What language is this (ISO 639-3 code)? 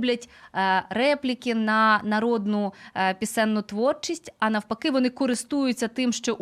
ukr